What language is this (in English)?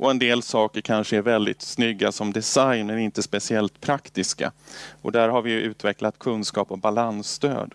Swedish